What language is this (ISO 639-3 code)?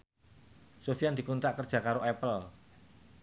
jav